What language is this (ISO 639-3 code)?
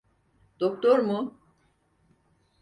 tur